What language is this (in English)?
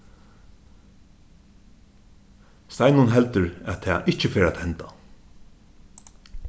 Faroese